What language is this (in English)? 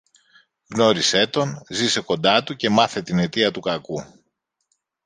Greek